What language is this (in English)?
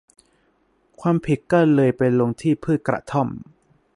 Thai